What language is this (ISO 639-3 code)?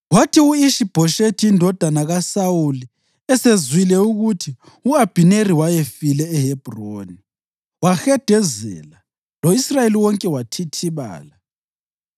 nde